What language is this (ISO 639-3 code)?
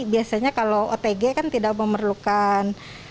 ind